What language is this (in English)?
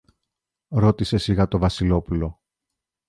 Greek